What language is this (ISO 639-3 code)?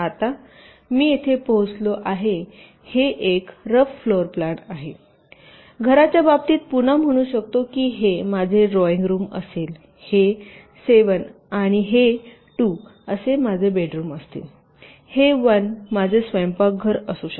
mar